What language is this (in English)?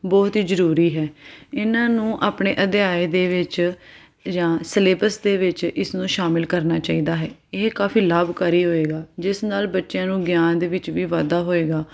Punjabi